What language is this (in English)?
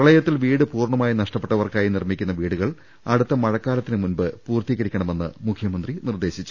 Malayalam